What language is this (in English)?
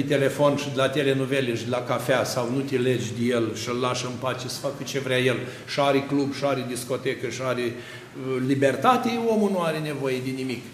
Romanian